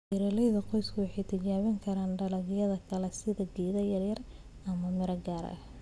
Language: Somali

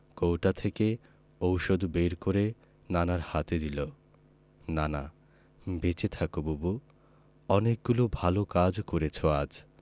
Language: Bangla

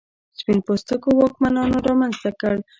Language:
Pashto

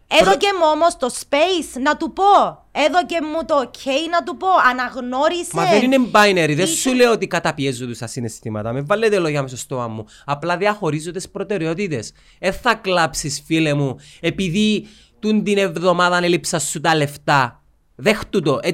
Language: Greek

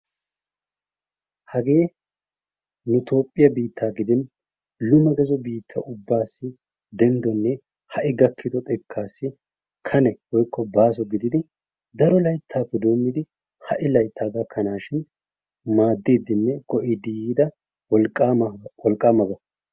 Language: Wolaytta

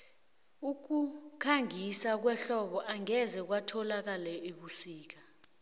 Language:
South Ndebele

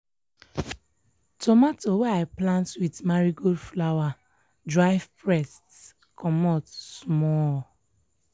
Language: Nigerian Pidgin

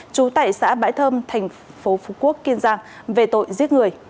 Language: Vietnamese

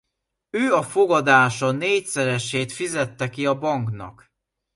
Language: Hungarian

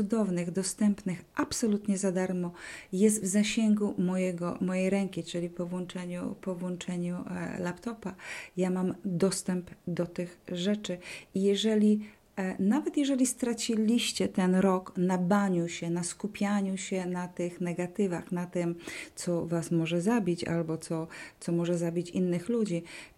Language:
Polish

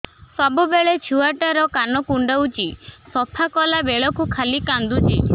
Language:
Odia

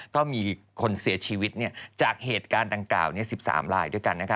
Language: Thai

